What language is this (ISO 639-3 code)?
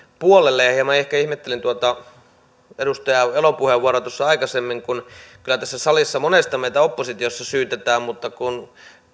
fin